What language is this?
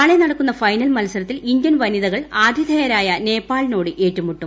Malayalam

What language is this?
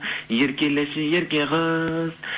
Kazakh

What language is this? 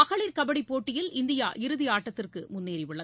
Tamil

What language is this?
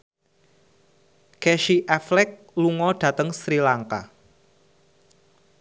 Javanese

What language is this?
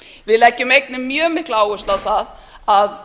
Icelandic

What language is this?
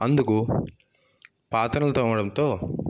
Telugu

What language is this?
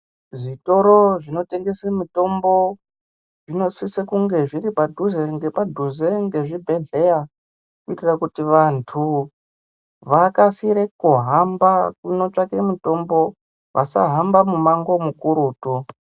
Ndau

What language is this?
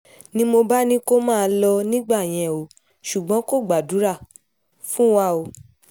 Yoruba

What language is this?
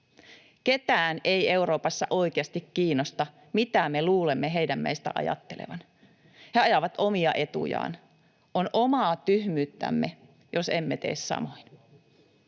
Finnish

